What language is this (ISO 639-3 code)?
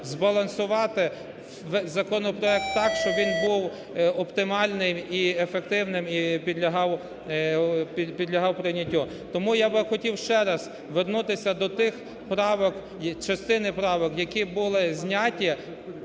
ukr